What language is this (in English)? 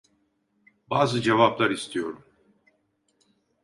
Turkish